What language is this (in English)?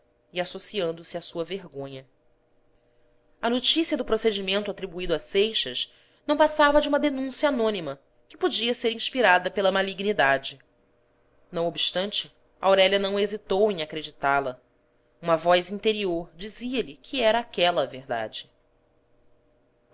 Portuguese